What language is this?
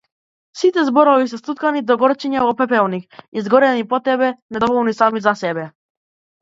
Macedonian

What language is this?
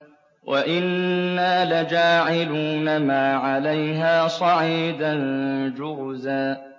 Arabic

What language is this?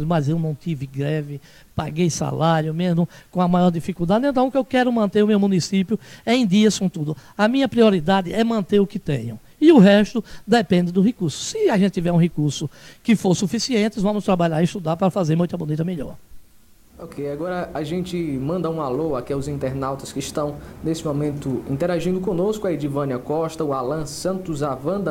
Portuguese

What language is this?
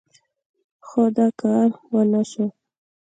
Pashto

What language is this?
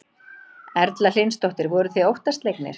Icelandic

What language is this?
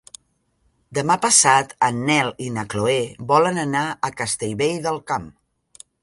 Catalan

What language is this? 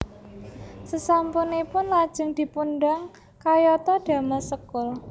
Javanese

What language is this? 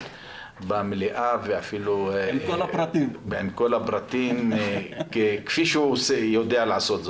Hebrew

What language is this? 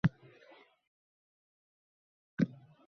Uzbek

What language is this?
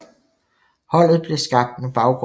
Danish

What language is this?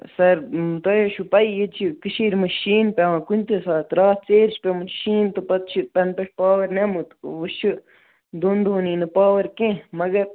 Kashmiri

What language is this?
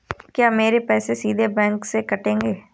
Hindi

